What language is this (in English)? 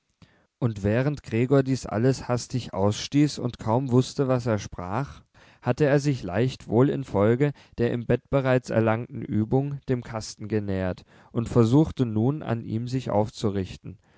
German